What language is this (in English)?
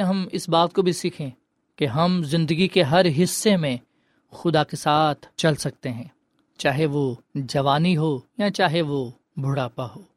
Urdu